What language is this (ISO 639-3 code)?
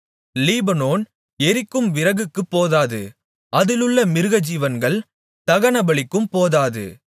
tam